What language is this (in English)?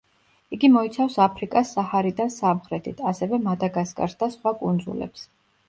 Georgian